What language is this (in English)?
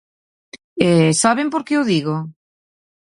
Galician